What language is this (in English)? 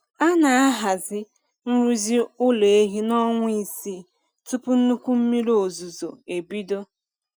Igbo